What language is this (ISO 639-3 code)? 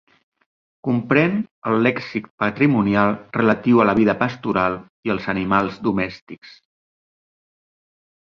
cat